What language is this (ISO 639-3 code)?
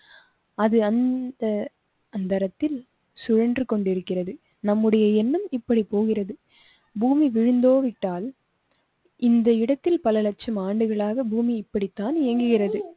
tam